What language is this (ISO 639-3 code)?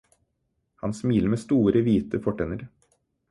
nob